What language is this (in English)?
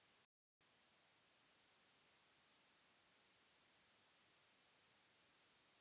Bhojpuri